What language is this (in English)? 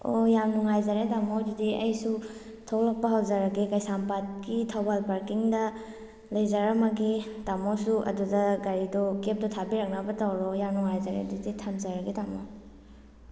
Manipuri